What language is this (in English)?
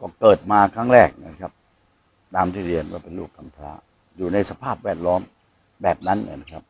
Thai